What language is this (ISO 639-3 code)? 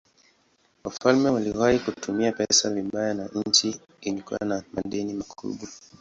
swa